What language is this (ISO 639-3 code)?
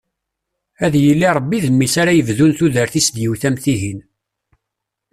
kab